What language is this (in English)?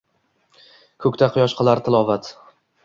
Uzbek